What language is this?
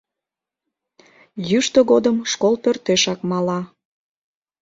Mari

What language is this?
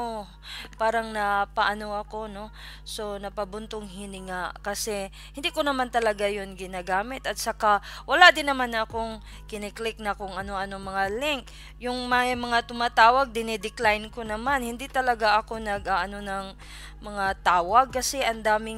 Filipino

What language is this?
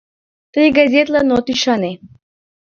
Mari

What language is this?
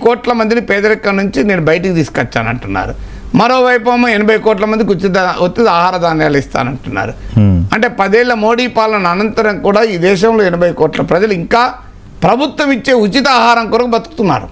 Telugu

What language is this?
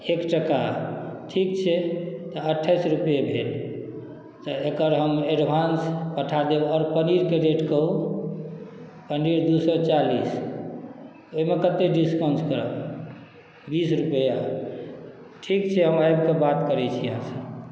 Maithili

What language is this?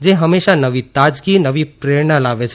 Gujarati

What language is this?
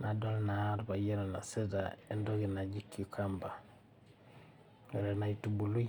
Masai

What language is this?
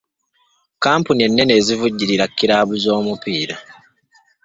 Ganda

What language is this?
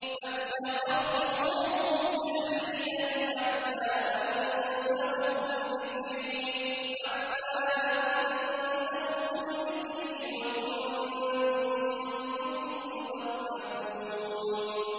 Arabic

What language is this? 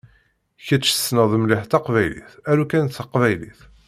Kabyle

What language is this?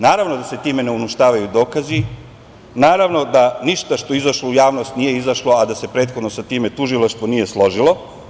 Serbian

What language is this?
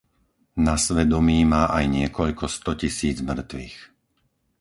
Slovak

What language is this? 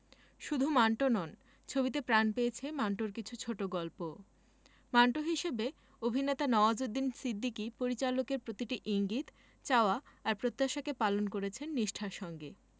Bangla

